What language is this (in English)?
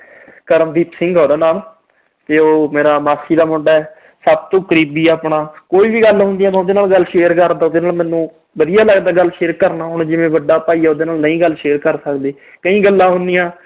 Punjabi